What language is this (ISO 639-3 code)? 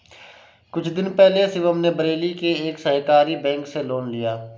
hin